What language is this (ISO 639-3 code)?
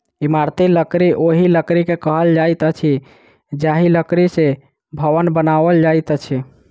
mai